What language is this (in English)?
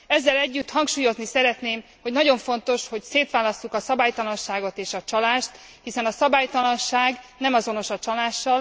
Hungarian